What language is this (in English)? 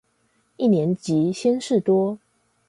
Chinese